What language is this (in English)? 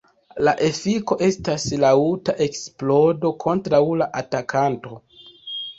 Esperanto